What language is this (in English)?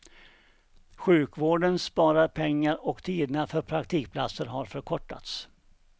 Swedish